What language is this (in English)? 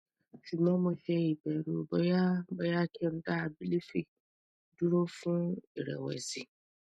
Yoruba